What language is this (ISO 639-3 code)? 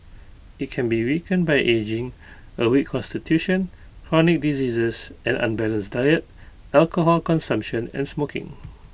eng